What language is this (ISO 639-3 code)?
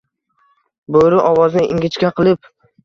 uzb